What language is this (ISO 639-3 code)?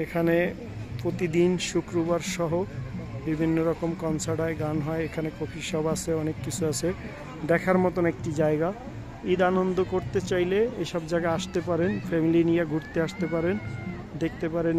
ron